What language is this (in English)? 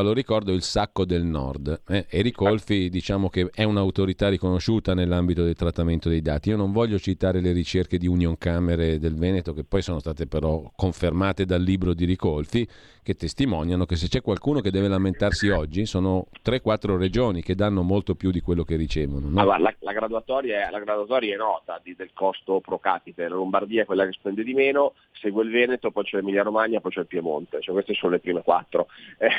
Italian